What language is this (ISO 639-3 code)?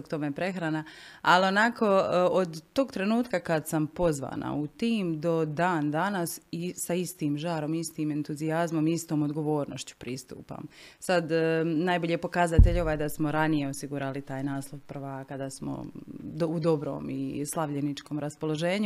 hrv